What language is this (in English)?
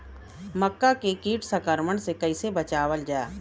Bhojpuri